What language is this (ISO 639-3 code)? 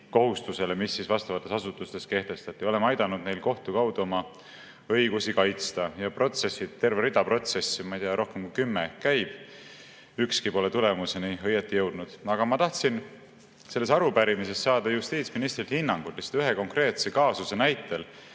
est